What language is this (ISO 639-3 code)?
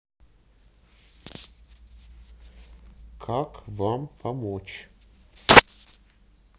rus